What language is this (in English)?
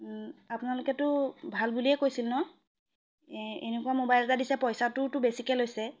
Assamese